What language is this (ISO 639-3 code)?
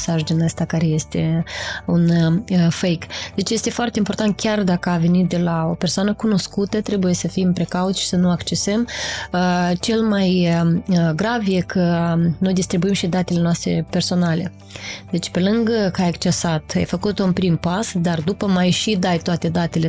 ron